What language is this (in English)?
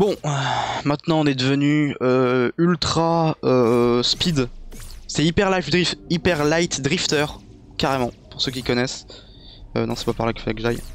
French